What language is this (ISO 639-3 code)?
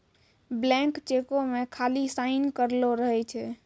mai